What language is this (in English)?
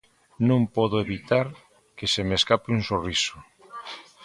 Galician